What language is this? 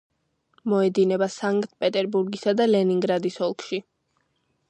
Georgian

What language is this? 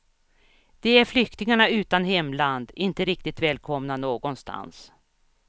Swedish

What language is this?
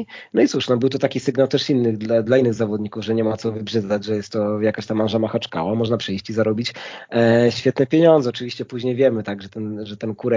Polish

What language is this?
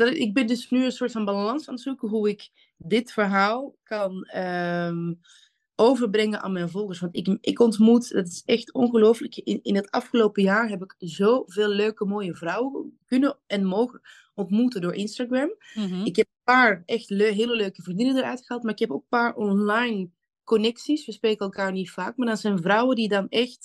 Dutch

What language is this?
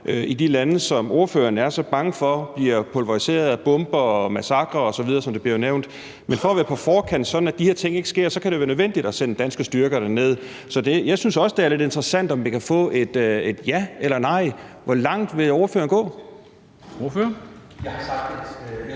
Danish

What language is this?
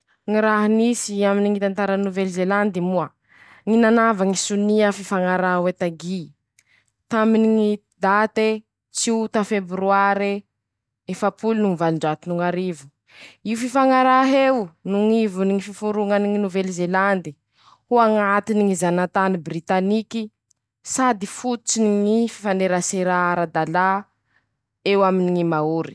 Masikoro Malagasy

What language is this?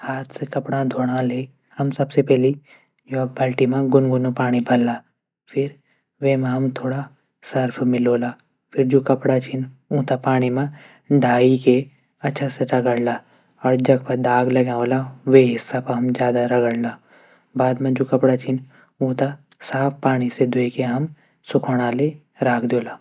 Garhwali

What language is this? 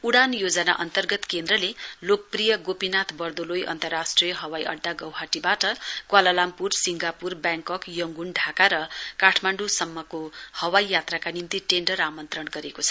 Nepali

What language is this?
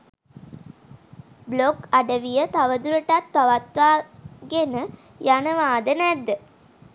Sinhala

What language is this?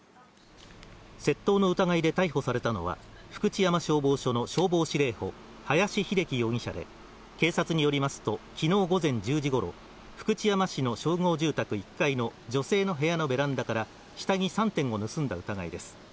Japanese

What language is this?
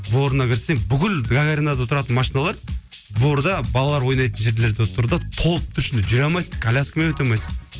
Kazakh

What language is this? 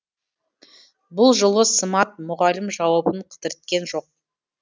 Kazakh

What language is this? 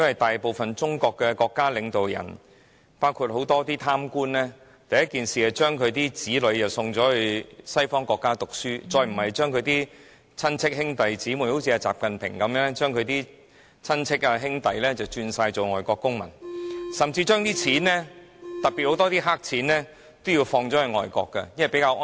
Cantonese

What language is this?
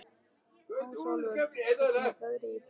Icelandic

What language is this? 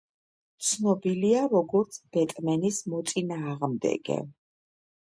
Georgian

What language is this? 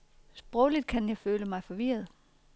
Danish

